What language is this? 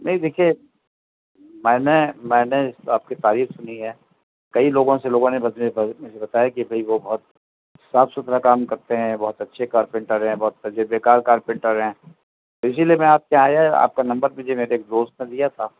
Urdu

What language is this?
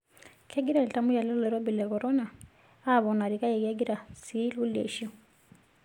Masai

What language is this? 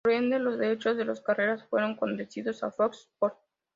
Spanish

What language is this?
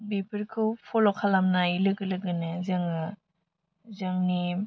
Bodo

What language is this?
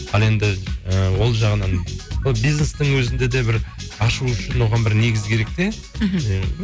Kazakh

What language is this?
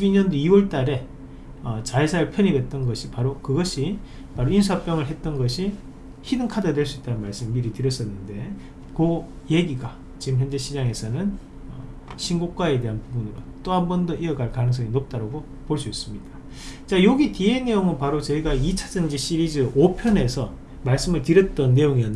Korean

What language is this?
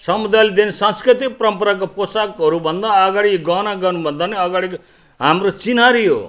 Nepali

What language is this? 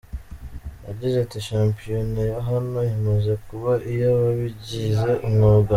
Kinyarwanda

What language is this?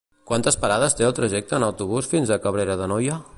Catalan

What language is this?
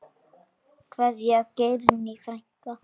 Icelandic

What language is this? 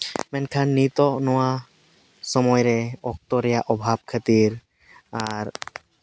Santali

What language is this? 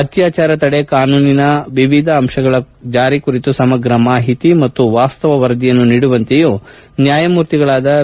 Kannada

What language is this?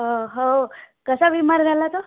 Marathi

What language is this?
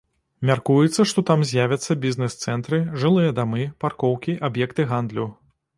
Belarusian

